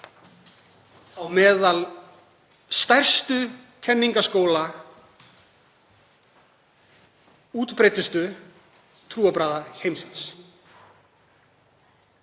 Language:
Icelandic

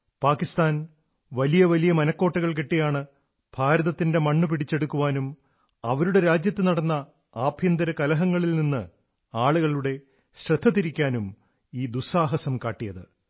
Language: Malayalam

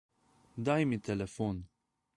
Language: Slovenian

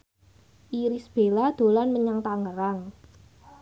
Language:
Javanese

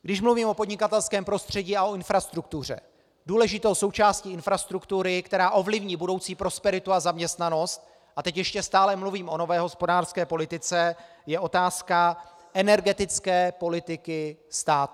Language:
Czech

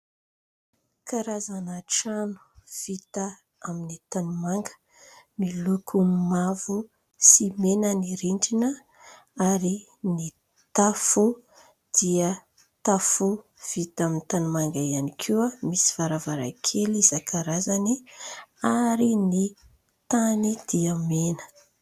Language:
Malagasy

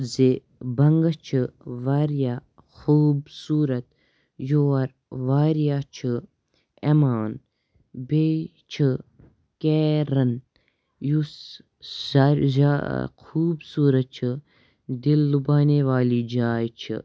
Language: Kashmiri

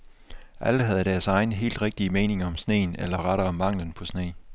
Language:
Danish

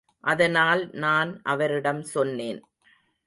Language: Tamil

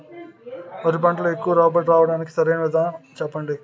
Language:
Telugu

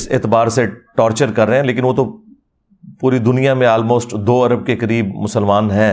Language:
Urdu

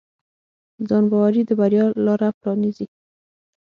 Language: Pashto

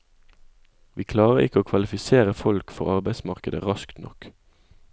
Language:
Norwegian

